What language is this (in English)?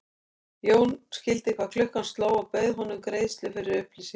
Icelandic